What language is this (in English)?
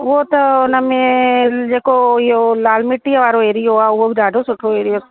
Sindhi